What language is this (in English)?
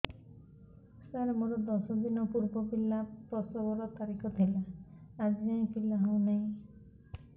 Odia